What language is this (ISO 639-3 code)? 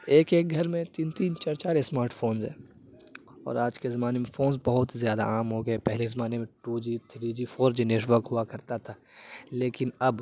urd